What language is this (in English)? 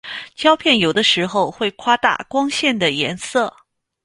Chinese